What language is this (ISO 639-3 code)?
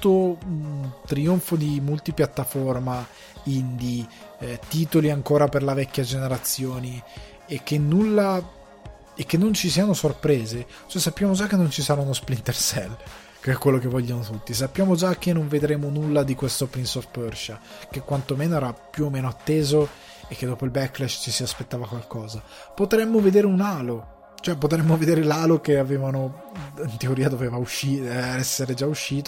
ita